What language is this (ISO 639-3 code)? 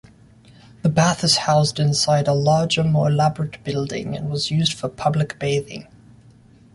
eng